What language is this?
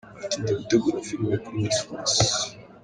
Kinyarwanda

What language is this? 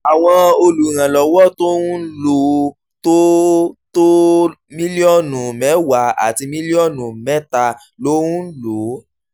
Yoruba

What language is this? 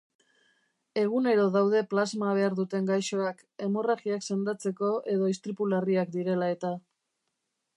Basque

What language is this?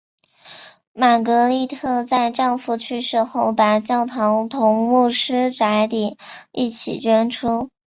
Chinese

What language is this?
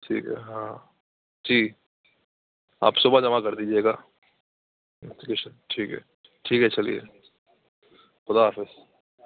Urdu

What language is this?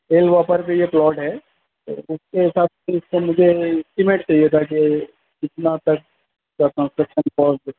Urdu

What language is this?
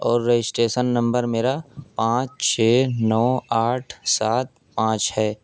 Urdu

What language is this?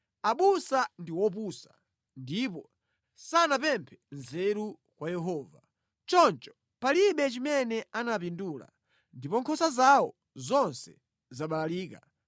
Nyanja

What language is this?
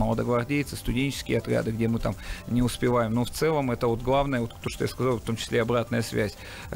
Russian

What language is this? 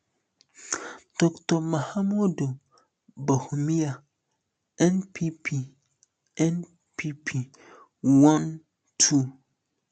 Nigerian Pidgin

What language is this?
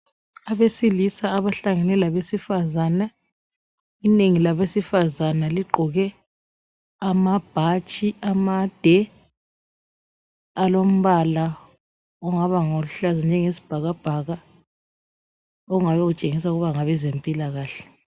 North Ndebele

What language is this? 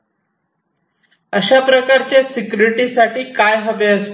Marathi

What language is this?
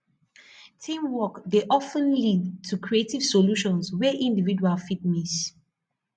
Nigerian Pidgin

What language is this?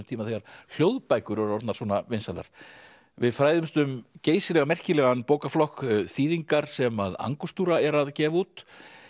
Icelandic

